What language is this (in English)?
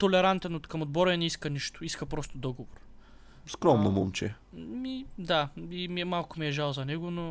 Bulgarian